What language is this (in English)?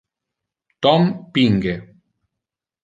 Interlingua